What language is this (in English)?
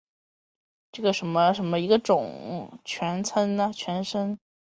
Chinese